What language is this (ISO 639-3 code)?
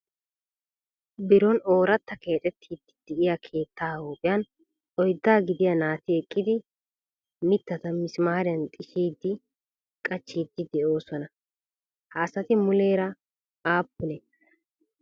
wal